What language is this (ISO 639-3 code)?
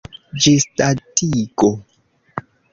epo